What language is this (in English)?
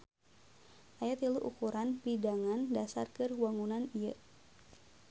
Sundanese